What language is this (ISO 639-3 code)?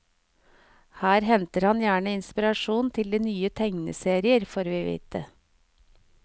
nor